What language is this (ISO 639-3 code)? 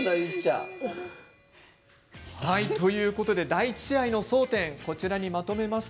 jpn